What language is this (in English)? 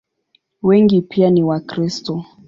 Swahili